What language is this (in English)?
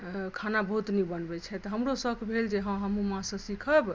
Maithili